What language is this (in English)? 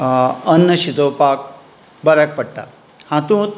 Konkani